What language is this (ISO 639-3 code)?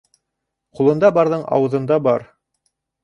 bak